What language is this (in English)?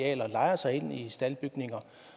Danish